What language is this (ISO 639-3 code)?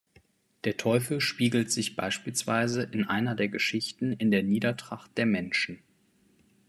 deu